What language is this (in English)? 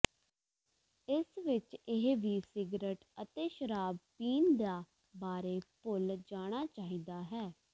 Punjabi